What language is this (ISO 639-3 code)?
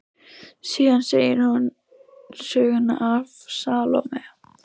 isl